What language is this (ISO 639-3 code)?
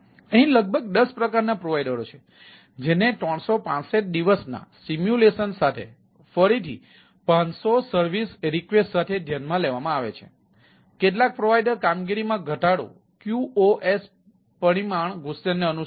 guj